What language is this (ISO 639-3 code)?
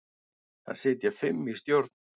isl